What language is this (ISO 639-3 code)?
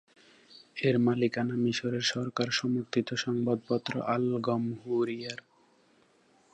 ben